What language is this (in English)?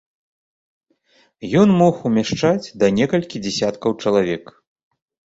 Belarusian